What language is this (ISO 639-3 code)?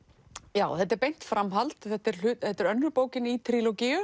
isl